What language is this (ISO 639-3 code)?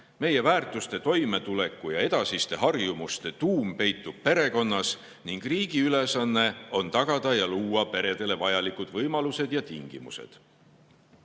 est